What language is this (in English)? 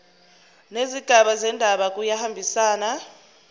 Zulu